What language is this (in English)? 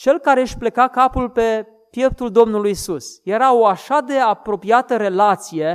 Romanian